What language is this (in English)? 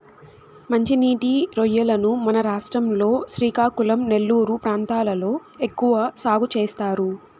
Telugu